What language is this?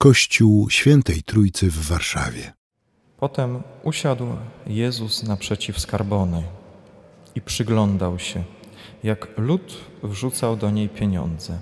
Polish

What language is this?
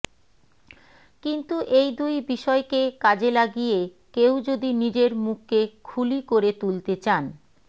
Bangla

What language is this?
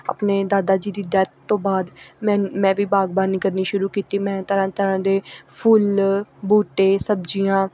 Punjabi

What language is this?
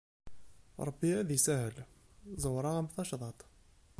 Kabyle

